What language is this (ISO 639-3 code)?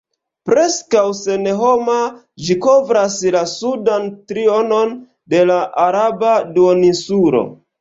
epo